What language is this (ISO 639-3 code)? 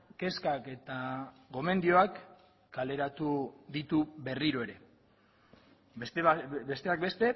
eus